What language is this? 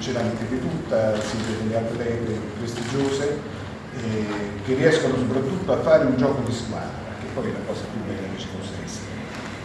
Italian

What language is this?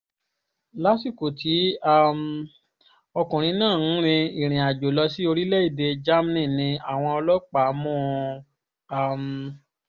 Yoruba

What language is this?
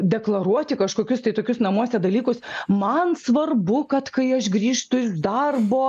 Lithuanian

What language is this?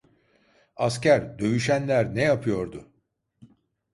Turkish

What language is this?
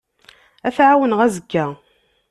Kabyle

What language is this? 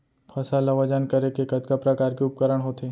Chhattisgarhi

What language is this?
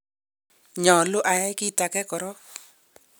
Kalenjin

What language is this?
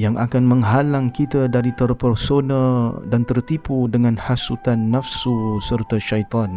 Malay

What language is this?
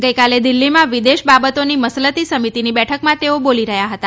Gujarati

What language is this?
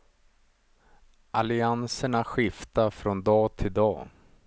Swedish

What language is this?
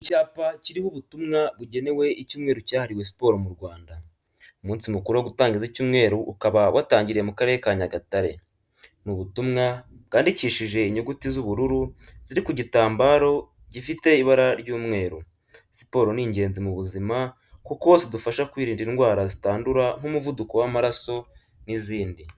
Kinyarwanda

